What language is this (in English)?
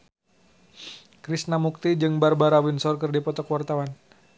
Sundanese